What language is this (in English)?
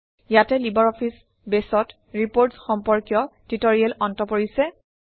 Assamese